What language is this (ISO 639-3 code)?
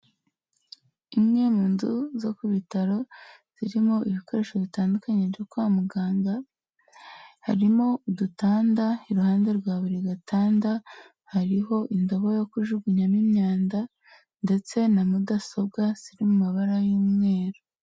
kin